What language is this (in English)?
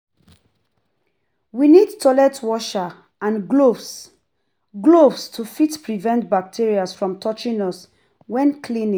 Nigerian Pidgin